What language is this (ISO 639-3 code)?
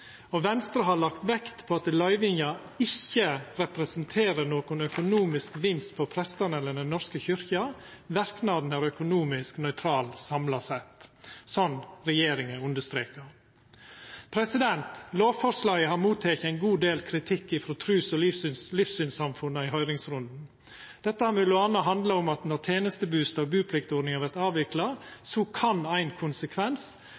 nno